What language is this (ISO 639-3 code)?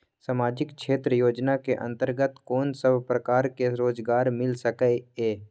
mai